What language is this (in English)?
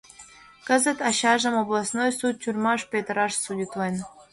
Mari